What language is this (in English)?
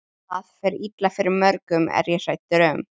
Icelandic